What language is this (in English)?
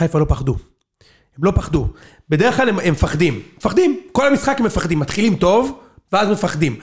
Hebrew